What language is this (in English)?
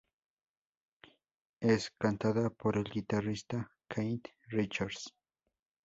Spanish